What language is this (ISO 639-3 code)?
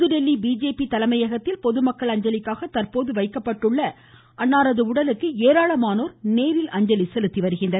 tam